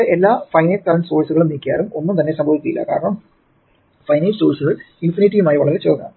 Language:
Malayalam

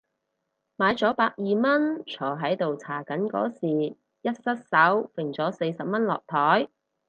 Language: Cantonese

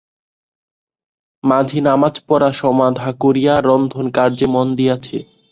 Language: Bangla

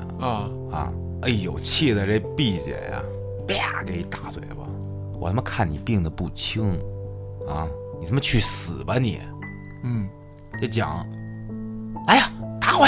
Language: Chinese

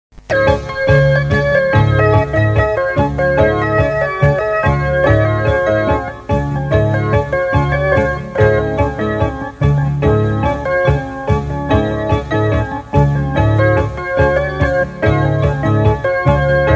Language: Vietnamese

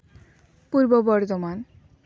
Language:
Santali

